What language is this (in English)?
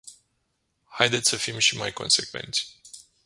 Romanian